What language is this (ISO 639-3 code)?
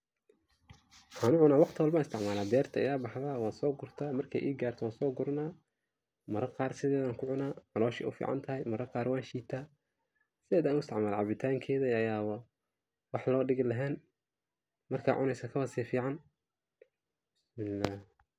som